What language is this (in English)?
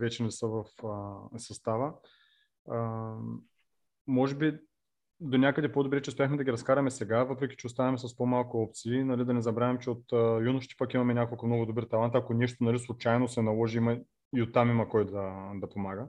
Bulgarian